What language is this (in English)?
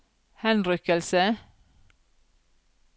Norwegian